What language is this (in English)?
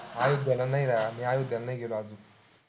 Marathi